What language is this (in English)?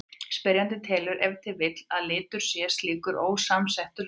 Icelandic